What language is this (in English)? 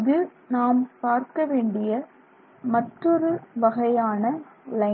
Tamil